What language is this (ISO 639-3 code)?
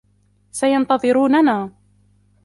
ara